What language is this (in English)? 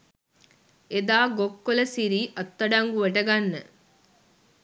Sinhala